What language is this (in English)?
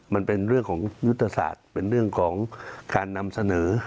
Thai